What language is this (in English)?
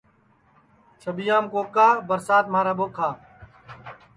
Sansi